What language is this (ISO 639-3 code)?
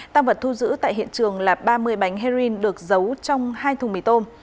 vie